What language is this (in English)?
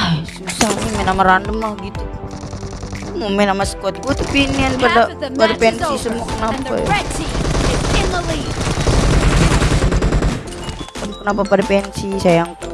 Indonesian